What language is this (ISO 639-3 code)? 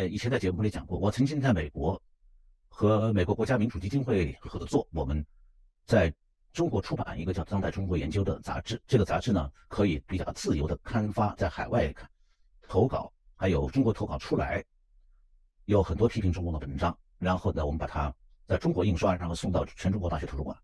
zho